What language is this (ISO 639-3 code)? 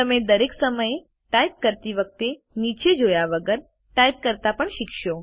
guj